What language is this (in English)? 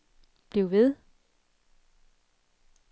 Danish